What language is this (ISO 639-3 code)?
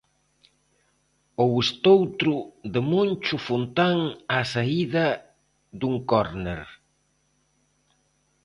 glg